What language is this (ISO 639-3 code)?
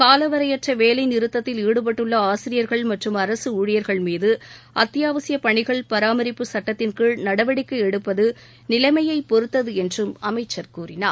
tam